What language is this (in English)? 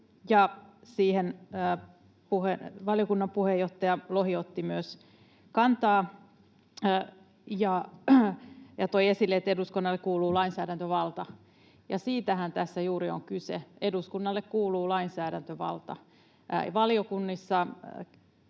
Finnish